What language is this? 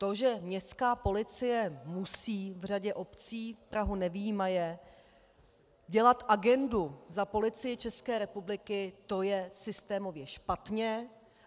Czech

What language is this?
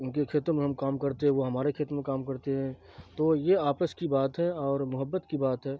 Urdu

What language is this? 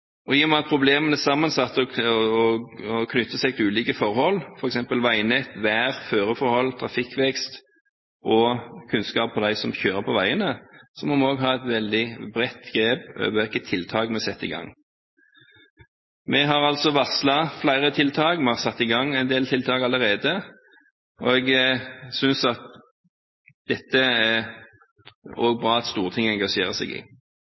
Norwegian Bokmål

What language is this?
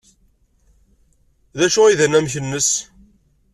Kabyle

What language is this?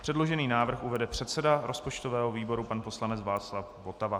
Czech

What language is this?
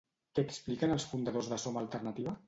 Catalan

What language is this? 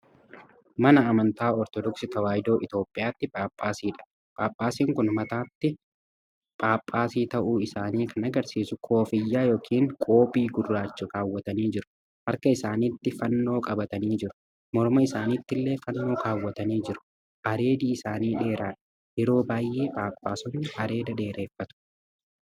Oromo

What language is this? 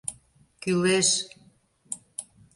Mari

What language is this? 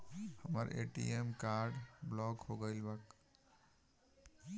Bhojpuri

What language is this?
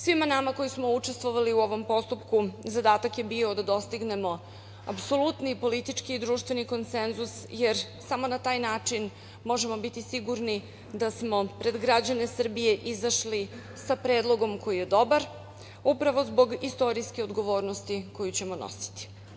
Serbian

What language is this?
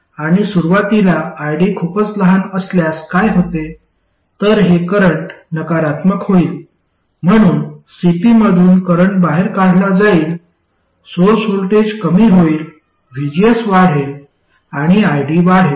Marathi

